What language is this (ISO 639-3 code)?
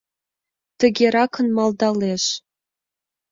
chm